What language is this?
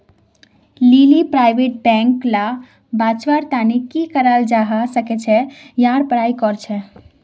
Magahi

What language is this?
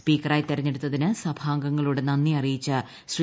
Malayalam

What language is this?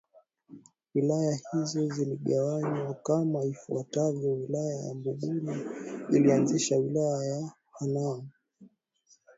Swahili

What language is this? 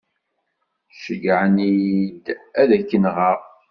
Kabyle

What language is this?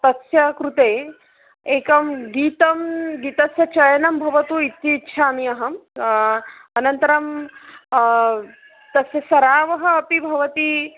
Sanskrit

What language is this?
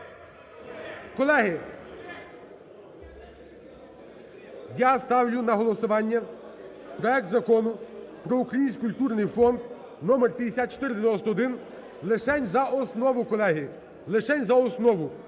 Ukrainian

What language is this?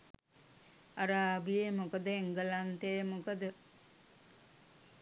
Sinhala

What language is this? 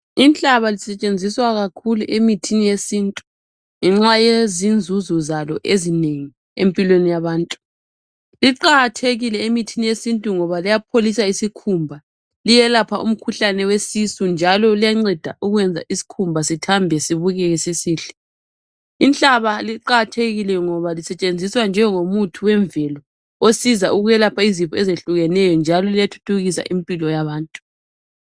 North Ndebele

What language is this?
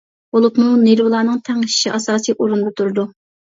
Uyghur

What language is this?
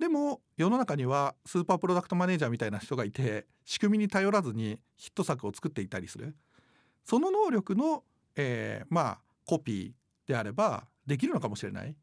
Japanese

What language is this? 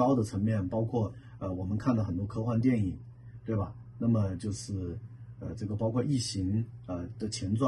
Chinese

